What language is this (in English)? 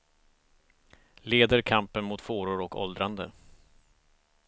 Swedish